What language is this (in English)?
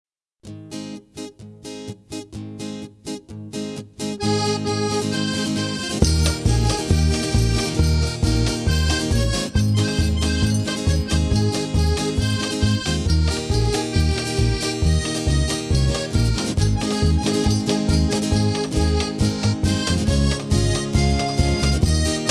Slovak